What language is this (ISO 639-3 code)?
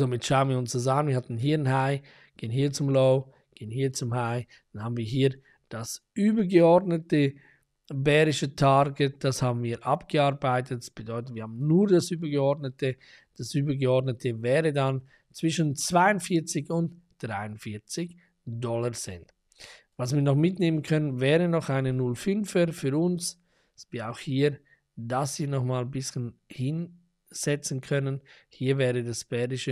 deu